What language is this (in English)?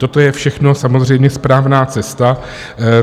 Czech